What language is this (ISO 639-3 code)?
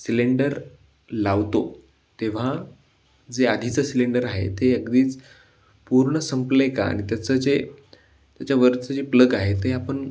mar